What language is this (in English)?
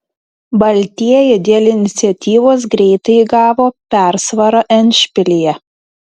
Lithuanian